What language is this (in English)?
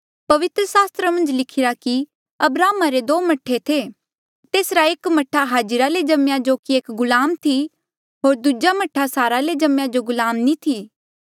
Mandeali